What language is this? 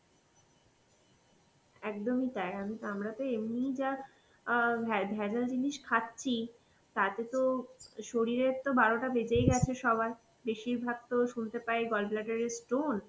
Bangla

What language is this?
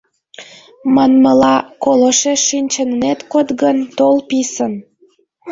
Mari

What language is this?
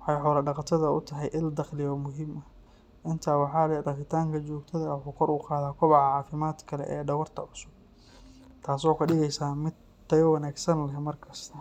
Somali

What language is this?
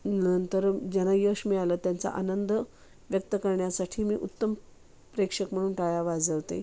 Marathi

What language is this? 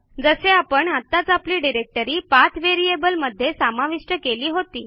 Marathi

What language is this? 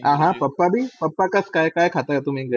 Marathi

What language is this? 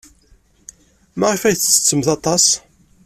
Kabyle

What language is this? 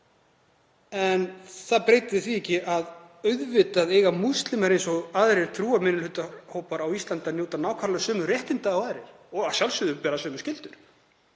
Icelandic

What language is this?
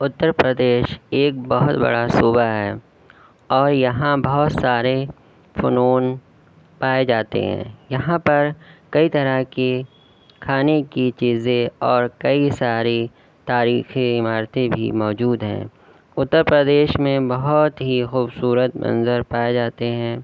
Urdu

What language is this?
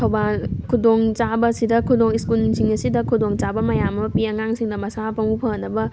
Manipuri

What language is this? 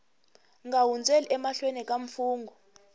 Tsonga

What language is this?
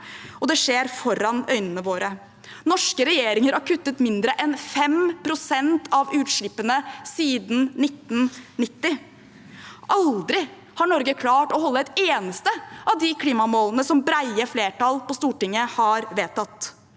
Norwegian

